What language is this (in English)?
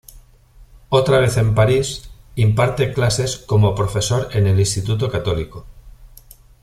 Spanish